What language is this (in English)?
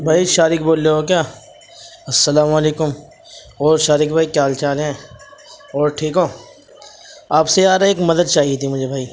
Urdu